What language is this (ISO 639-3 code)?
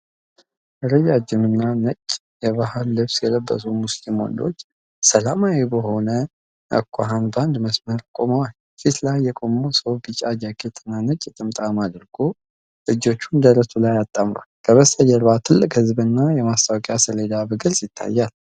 amh